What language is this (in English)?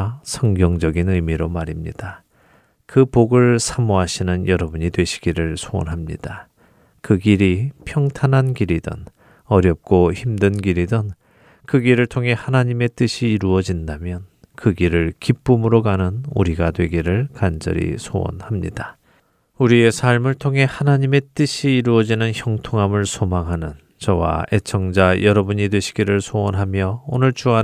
Korean